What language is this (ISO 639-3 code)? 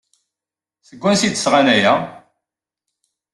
kab